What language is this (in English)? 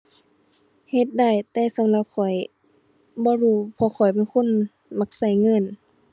Thai